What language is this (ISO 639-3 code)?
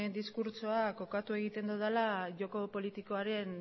eus